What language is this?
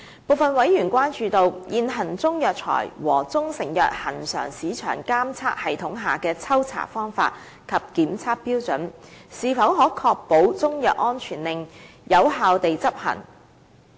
Cantonese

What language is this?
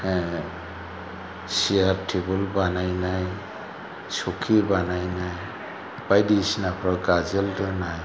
Bodo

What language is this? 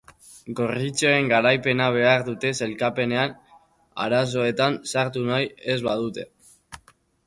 Basque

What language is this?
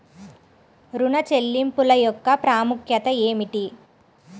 Telugu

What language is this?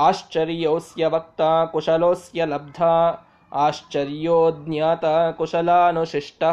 Kannada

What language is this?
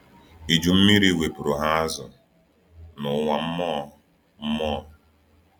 Igbo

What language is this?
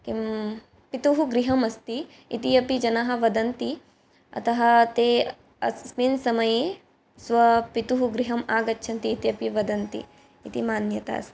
Sanskrit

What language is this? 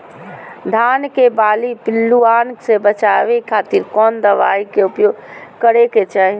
Magahi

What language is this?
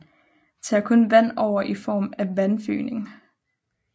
Danish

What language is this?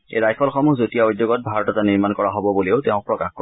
Assamese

